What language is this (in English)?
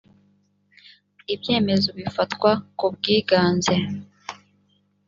Kinyarwanda